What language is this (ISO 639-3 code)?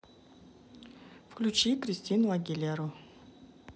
rus